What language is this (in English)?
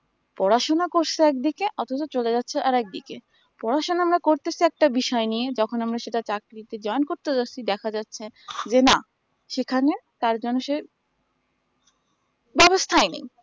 Bangla